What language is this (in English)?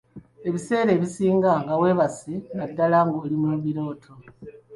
Ganda